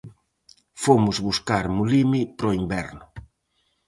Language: Galician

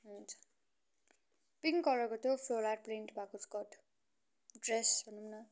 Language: Nepali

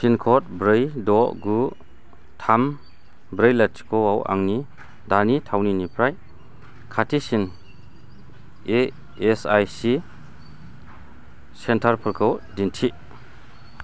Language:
Bodo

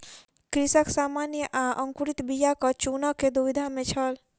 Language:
Maithili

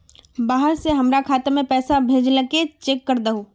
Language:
Magahi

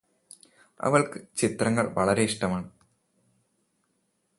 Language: Malayalam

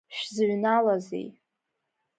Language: Abkhazian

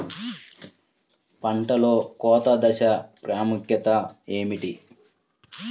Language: Telugu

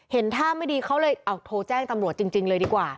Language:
Thai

